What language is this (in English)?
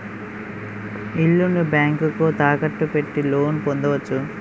Telugu